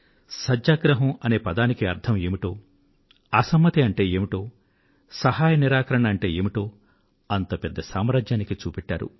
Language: Telugu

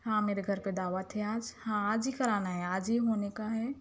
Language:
Urdu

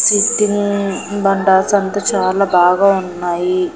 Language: Telugu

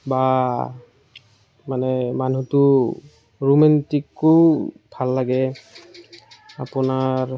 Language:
Assamese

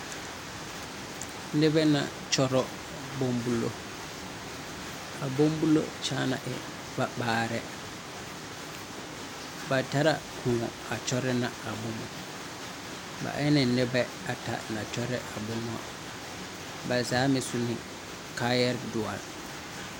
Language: Southern Dagaare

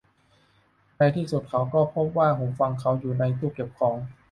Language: Thai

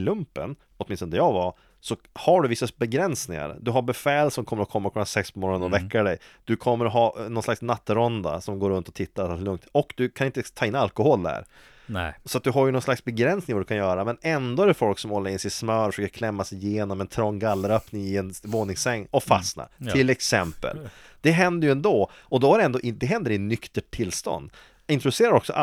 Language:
Swedish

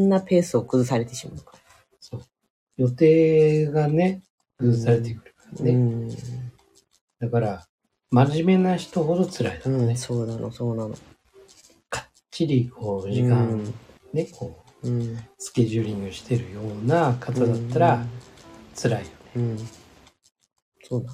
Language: Japanese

